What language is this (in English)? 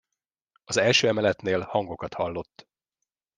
Hungarian